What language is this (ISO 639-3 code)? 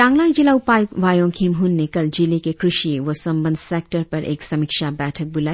hin